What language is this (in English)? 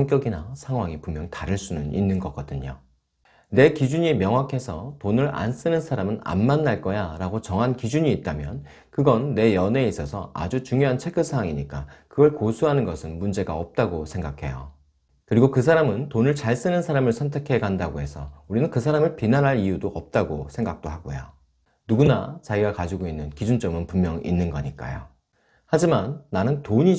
Korean